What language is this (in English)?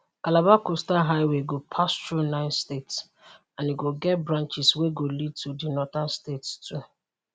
Nigerian Pidgin